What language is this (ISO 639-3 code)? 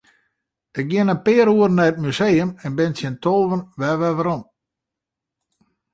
fry